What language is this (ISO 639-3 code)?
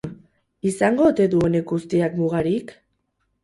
eus